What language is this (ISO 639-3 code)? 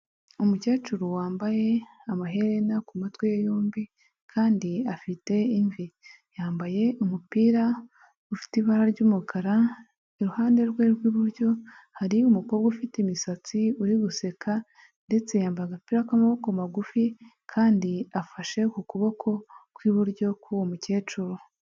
kin